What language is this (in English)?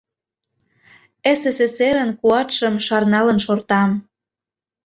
Mari